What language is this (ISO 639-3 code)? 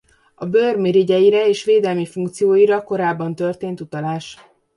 hun